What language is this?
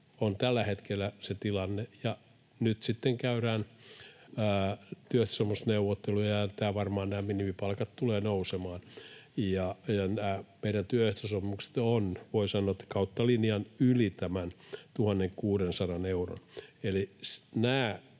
Finnish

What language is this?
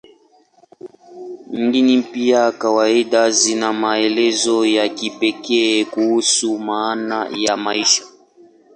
Swahili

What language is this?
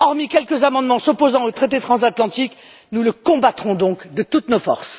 French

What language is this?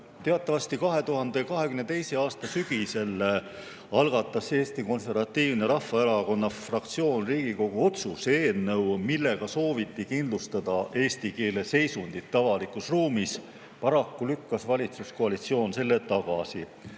Estonian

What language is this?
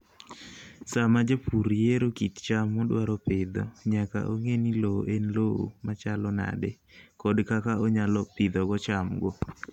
Luo (Kenya and Tanzania)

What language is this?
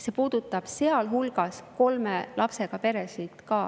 Estonian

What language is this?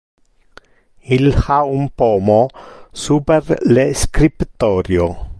Interlingua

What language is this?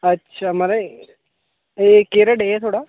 Dogri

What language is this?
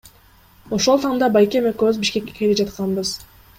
Kyrgyz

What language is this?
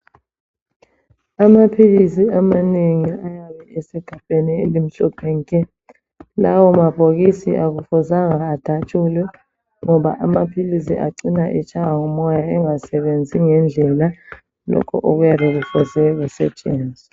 North Ndebele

